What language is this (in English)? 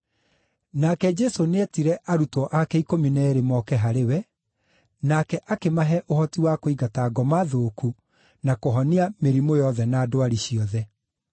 Kikuyu